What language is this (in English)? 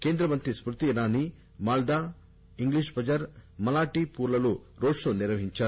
Telugu